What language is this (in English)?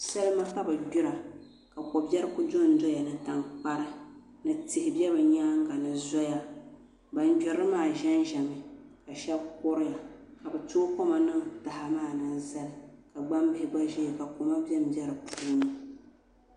Dagbani